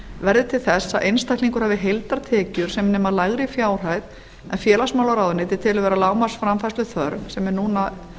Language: Icelandic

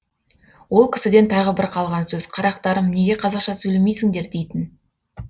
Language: Kazakh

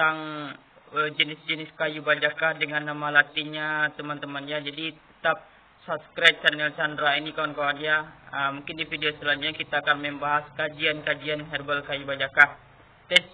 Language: Indonesian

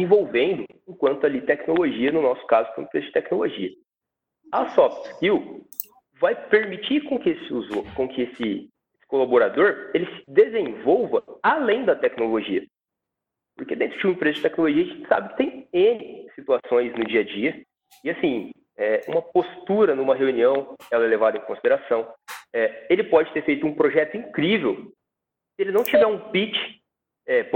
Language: Portuguese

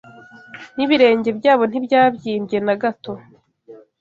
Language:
Kinyarwanda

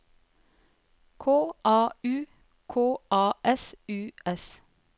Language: Norwegian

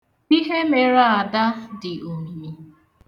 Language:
Igbo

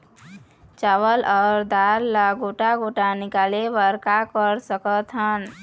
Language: Chhattisgarhi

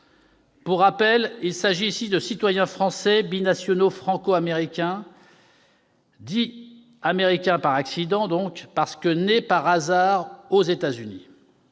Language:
French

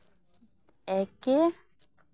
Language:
Santali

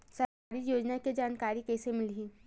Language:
Chhattisgarhi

